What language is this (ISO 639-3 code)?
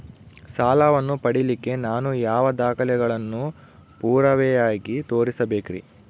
kan